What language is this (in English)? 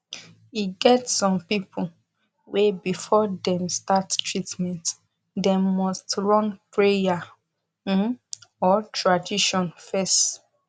Nigerian Pidgin